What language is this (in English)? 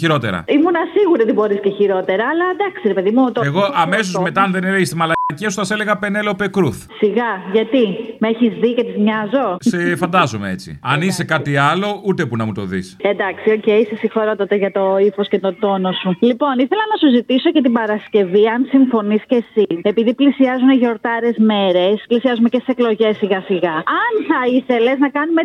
Greek